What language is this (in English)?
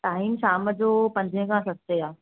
Sindhi